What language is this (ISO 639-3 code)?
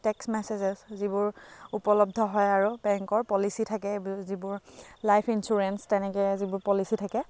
asm